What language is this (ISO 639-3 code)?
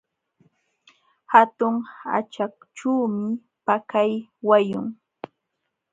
qxw